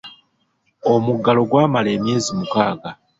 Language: Ganda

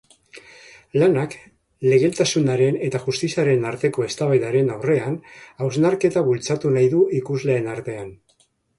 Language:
Basque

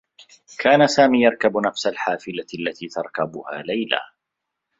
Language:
Arabic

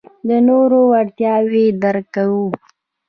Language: Pashto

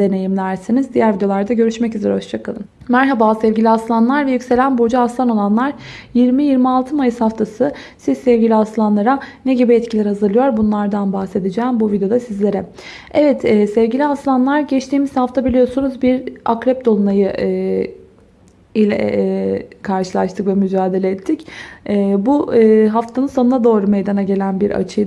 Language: Turkish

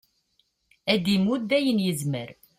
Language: Kabyle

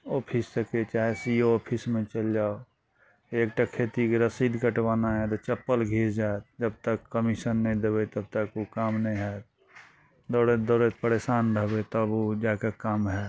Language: Maithili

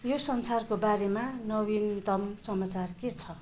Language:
Nepali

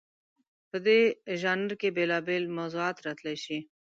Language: Pashto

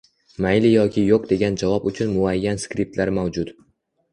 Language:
Uzbek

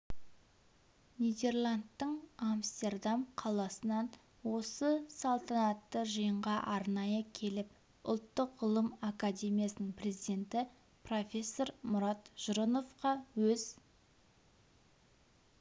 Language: Kazakh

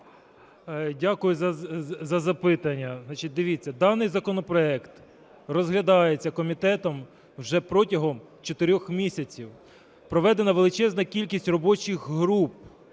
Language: Ukrainian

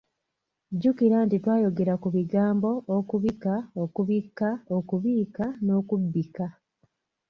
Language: Ganda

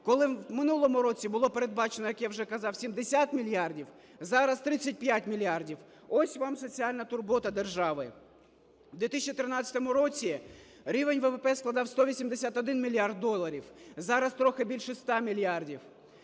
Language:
Ukrainian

